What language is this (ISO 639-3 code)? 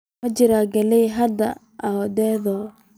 som